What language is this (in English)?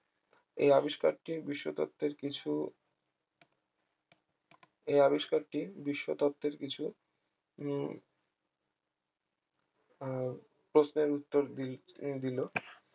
Bangla